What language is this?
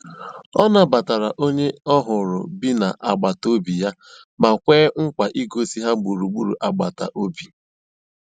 Igbo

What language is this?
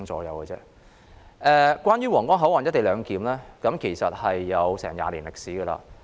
Cantonese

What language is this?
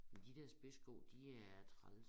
Danish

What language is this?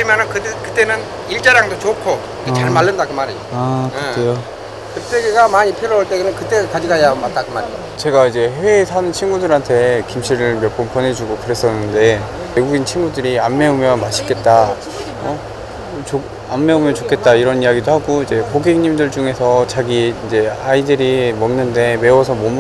Korean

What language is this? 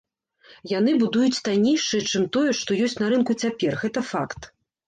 Belarusian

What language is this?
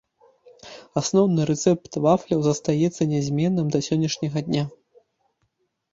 Belarusian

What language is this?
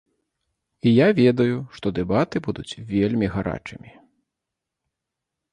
Belarusian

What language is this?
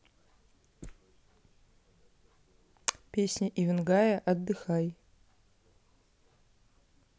Russian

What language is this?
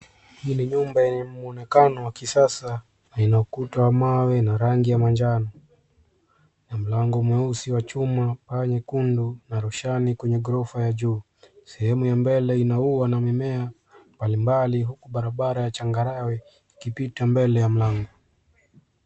Swahili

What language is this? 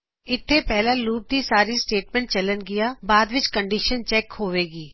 Punjabi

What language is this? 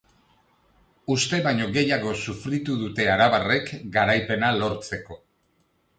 Basque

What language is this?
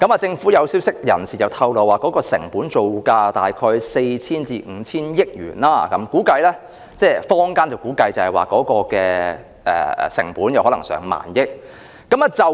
Cantonese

